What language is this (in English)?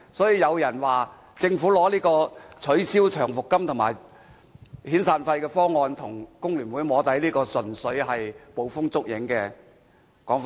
Cantonese